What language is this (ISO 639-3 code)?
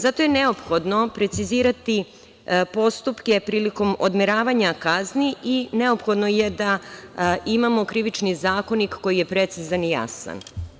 srp